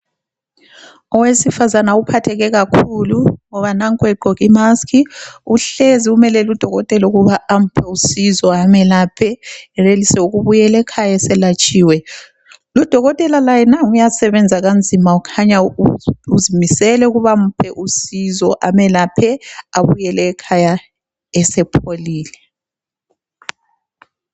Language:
North Ndebele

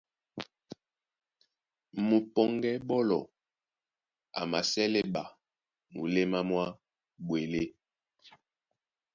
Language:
Duala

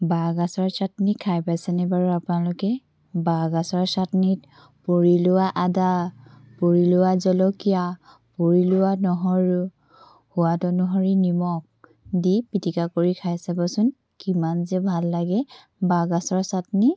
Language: Assamese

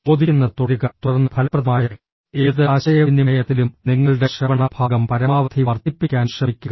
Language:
Malayalam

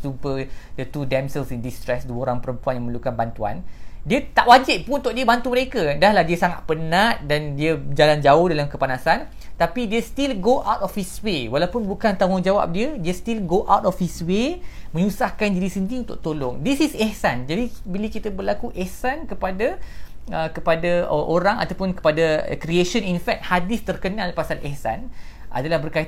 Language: Malay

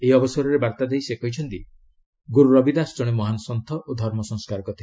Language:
Odia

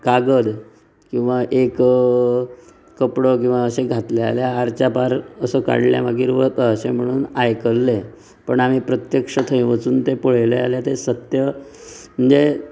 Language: Konkani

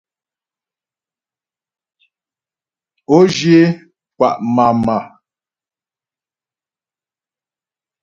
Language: Ghomala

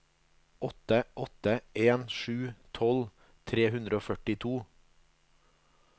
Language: Norwegian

